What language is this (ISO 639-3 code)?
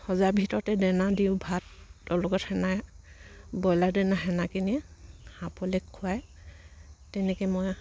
asm